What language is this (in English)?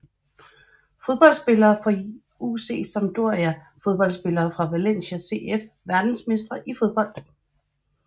Danish